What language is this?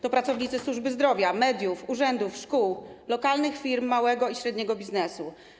Polish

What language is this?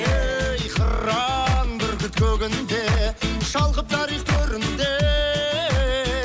Kazakh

